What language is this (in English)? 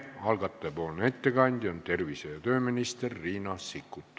Estonian